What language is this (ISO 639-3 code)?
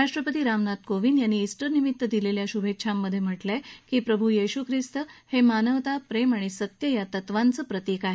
mar